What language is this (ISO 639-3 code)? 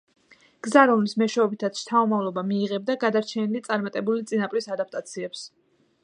kat